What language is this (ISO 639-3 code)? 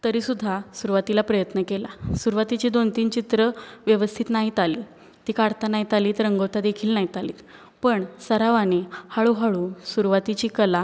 mar